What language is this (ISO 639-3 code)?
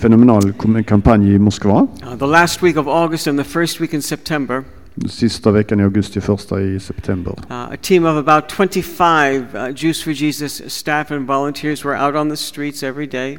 swe